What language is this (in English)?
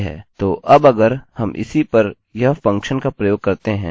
Hindi